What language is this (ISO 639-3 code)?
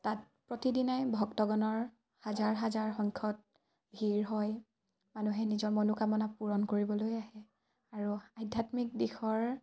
asm